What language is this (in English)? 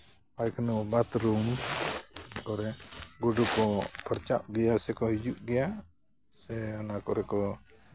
Santali